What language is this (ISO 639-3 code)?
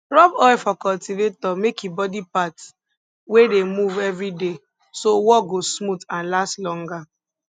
pcm